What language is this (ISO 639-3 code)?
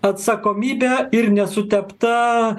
lit